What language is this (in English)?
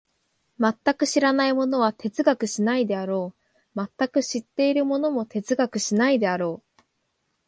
Japanese